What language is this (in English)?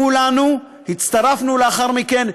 Hebrew